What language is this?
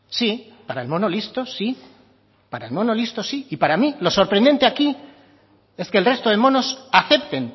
Spanish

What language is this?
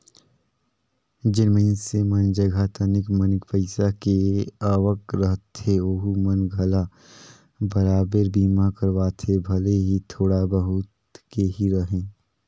Chhattisgarhi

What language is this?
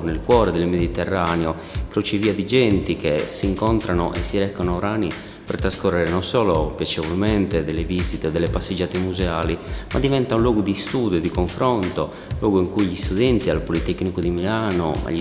Italian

